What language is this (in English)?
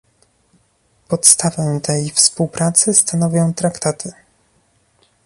Polish